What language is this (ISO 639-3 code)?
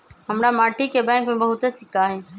mag